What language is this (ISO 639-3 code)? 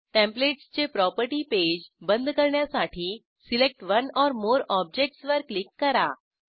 mar